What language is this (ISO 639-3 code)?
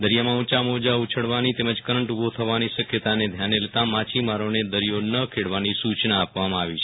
guj